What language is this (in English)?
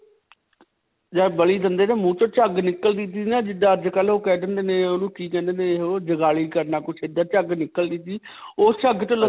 Punjabi